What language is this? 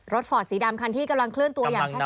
Thai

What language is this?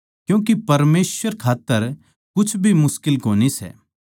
Haryanvi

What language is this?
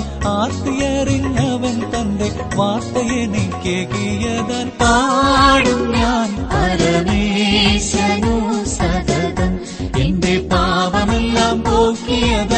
Malayalam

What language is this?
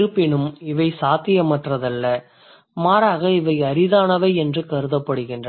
Tamil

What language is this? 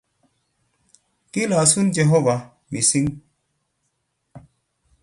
Kalenjin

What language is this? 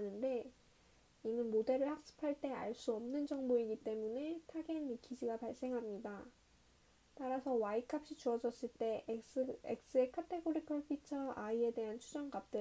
Korean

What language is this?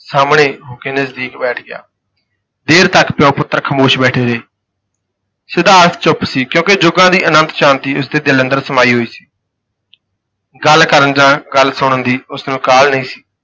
Punjabi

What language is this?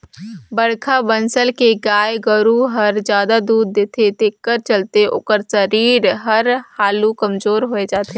Chhattisgarhi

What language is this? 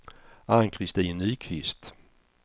Swedish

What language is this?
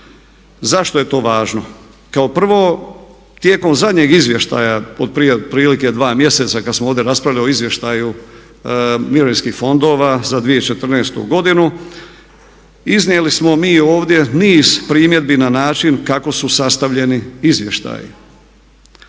Croatian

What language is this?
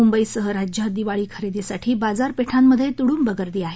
Marathi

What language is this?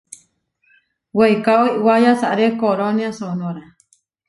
Huarijio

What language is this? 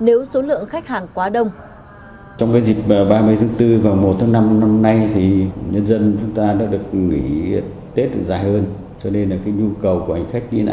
Vietnamese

